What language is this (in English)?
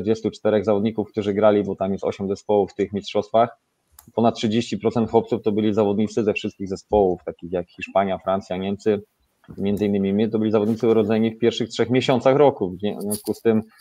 Polish